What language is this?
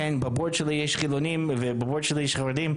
Hebrew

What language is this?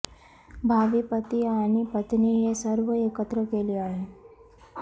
Marathi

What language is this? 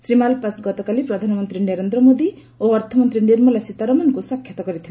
Odia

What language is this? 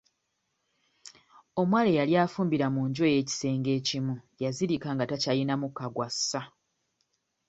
Ganda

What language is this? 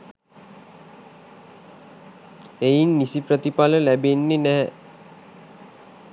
Sinhala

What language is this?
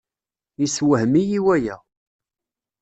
Kabyle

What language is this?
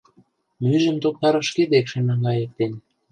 Mari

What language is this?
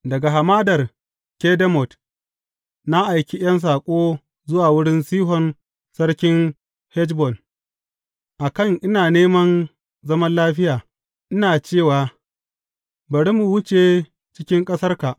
Hausa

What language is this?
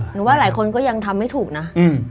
Thai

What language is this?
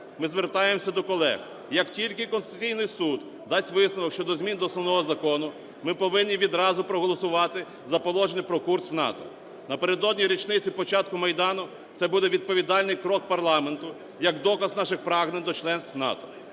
Ukrainian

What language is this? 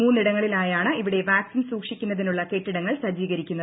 Malayalam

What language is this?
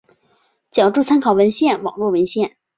Chinese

